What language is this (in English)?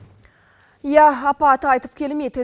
Kazakh